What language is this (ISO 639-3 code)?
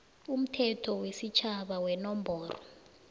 nbl